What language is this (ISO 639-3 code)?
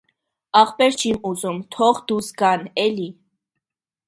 hye